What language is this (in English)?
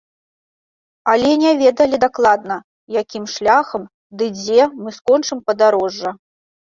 Belarusian